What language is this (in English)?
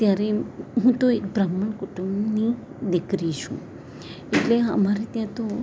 Gujarati